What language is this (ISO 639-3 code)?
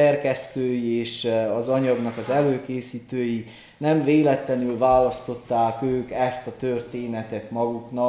hun